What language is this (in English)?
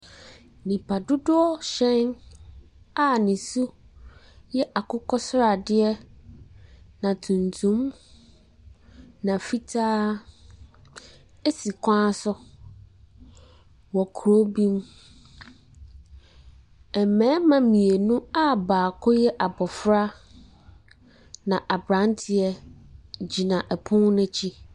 Akan